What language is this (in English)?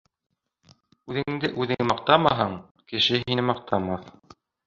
Bashkir